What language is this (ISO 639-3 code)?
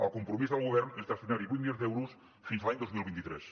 cat